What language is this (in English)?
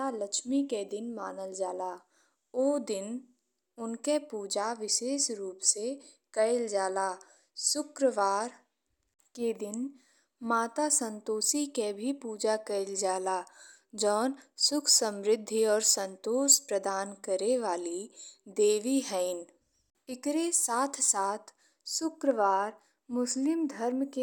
Bhojpuri